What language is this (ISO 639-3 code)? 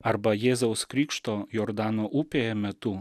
lit